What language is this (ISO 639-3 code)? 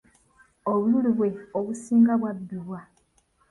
lug